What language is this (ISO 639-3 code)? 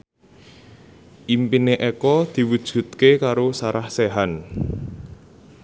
jav